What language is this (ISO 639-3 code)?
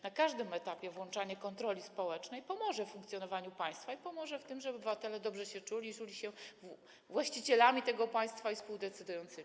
pol